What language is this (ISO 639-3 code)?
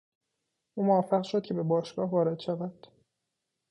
fas